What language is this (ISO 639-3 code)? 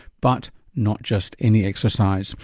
eng